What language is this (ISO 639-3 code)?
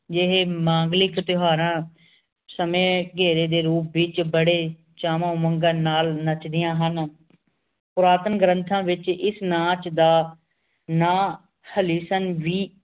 pan